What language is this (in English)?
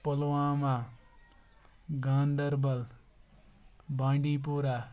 Kashmiri